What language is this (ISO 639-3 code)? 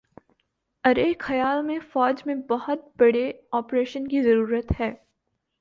urd